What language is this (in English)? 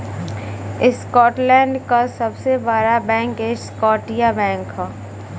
Bhojpuri